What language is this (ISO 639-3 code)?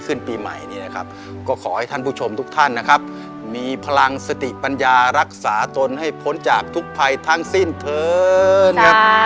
tha